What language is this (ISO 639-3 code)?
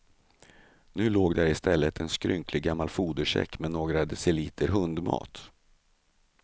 swe